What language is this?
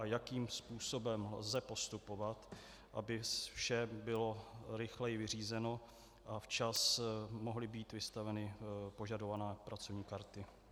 Czech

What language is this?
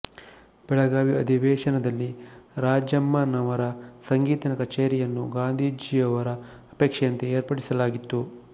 Kannada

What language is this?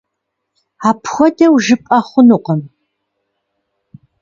Kabardian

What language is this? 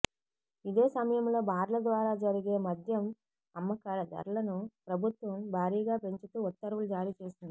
Telugu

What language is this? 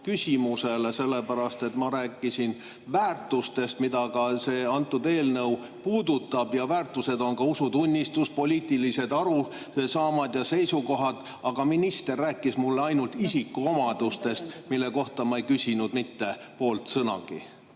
Estonian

